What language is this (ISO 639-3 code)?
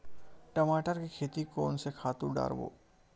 hne